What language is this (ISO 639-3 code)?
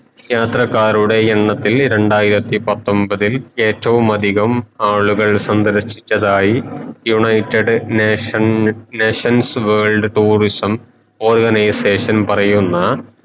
mal